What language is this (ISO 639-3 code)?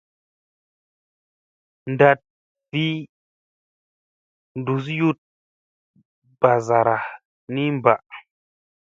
mse